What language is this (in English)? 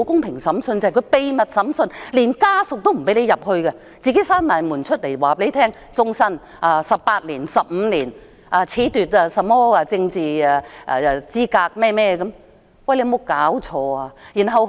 Cantonese